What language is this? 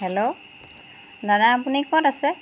Assamese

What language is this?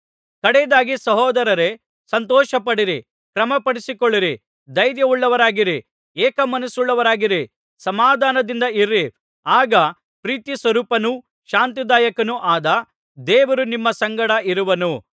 Kannada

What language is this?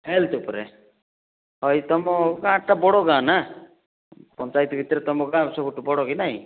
Odia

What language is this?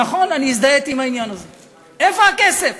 Hebrew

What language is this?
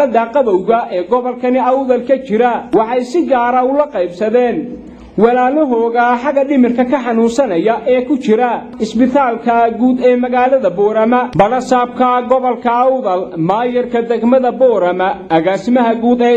Arabic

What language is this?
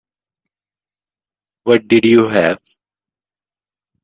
English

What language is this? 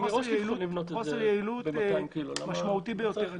Hebrew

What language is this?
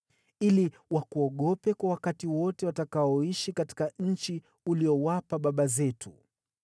Swahili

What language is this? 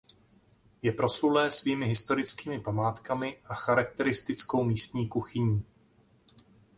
Czech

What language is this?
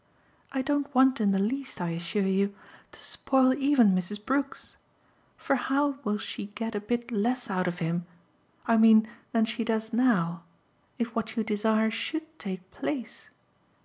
English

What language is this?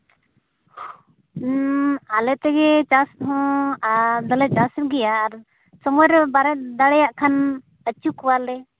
Santali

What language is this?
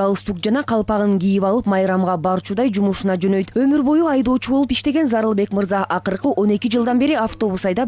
Russian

